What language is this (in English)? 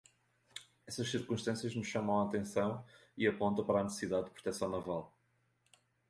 Portuguese